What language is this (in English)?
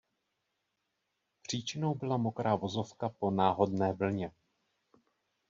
Czech